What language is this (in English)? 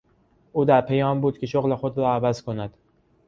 Persian